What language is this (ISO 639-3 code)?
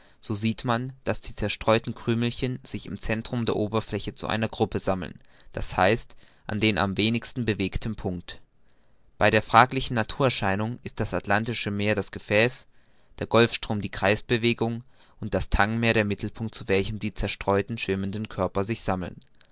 deu